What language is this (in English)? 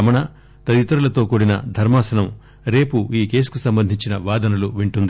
Telugu